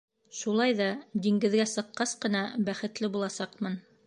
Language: Bashkir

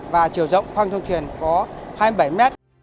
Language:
Vietnamese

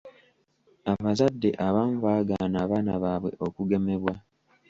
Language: Ganda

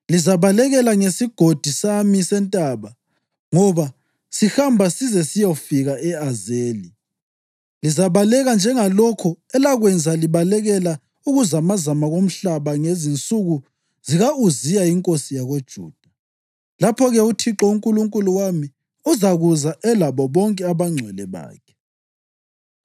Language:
North Ndebele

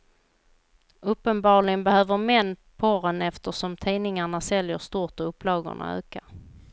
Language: Swedish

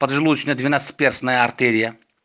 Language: Russian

